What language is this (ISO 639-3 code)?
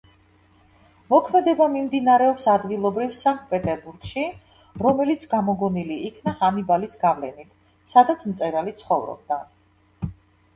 kat